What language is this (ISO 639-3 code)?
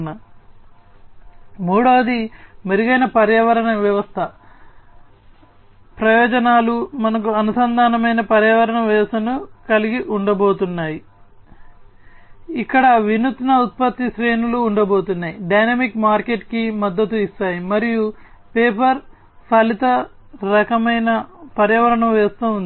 tel